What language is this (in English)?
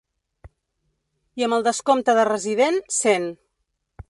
Catalan